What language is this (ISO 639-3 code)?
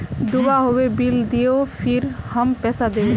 mag